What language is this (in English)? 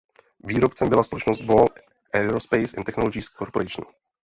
Czech